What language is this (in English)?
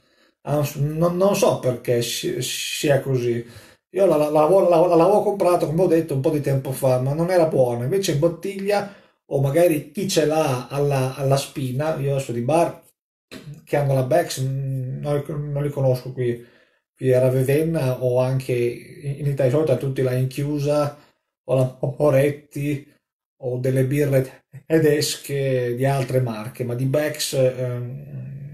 Italian